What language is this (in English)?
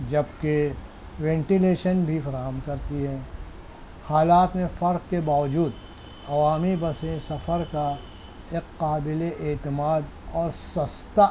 Urdu